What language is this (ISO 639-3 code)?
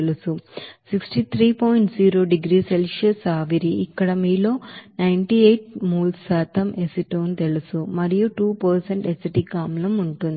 tel